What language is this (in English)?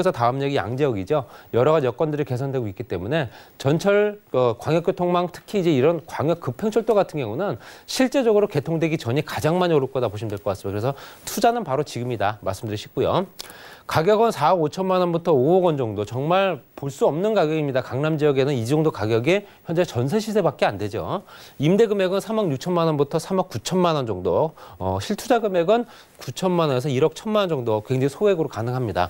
Korean